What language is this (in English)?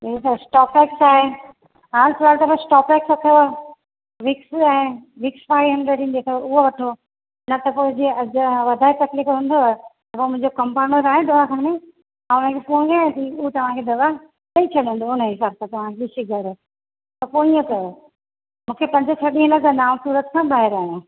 Sindhi